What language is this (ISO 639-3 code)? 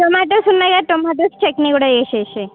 tel